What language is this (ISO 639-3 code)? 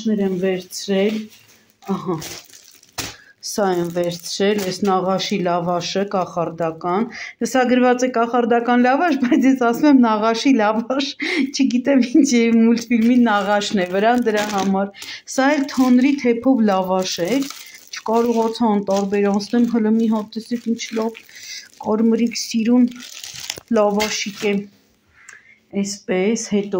ron